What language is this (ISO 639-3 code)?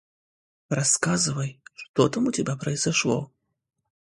rus